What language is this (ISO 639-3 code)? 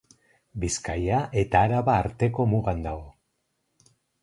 eus